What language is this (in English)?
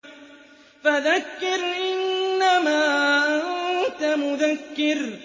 Arabic